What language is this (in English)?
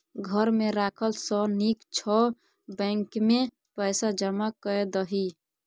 Maithili